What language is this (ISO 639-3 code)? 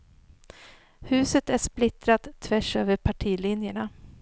swe